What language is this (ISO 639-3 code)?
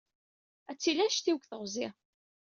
kab